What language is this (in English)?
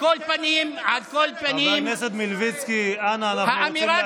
Hebrew